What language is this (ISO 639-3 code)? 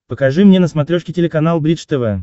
rus